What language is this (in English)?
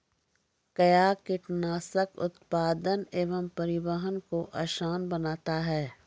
Maithili